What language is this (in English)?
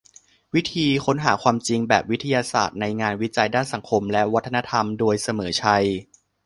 Thai